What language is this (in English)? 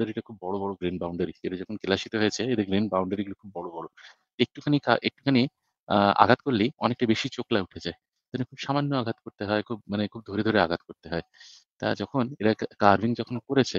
Bangla